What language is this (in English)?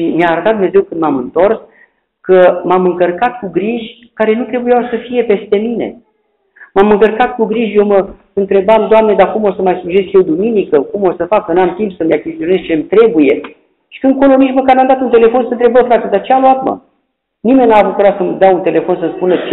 Romanian